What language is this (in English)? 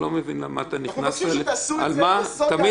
Hebrew